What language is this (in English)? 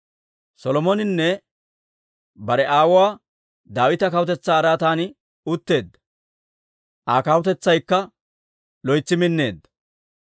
Dawro